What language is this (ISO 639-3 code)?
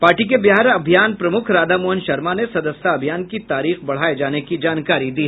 hin